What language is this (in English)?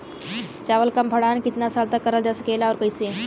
Bhojpuri